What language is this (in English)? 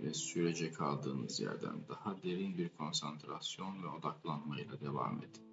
Turkish